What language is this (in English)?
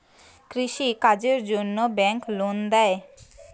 Bangla